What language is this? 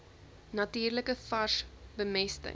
Afrikaans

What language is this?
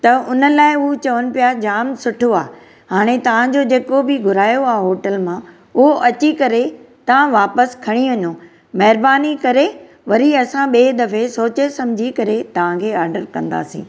Sindhi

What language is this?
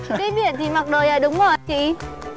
Vietnamese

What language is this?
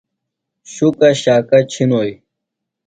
Phalura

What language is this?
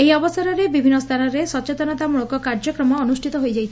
Odia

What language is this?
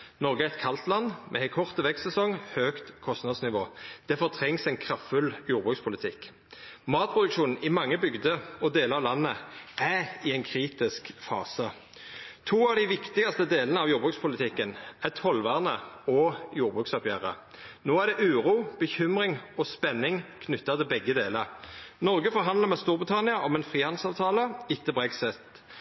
Norwegian Nynorsk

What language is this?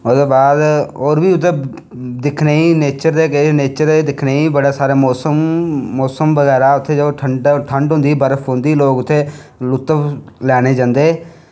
Dogri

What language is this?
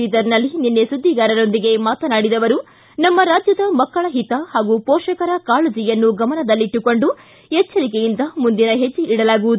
Kannada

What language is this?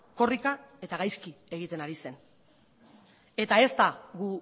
Basque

